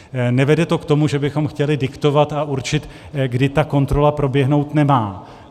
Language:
Czech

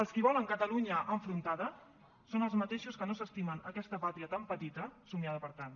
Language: Catalan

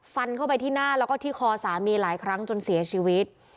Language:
Thai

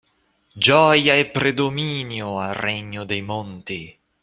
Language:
Italian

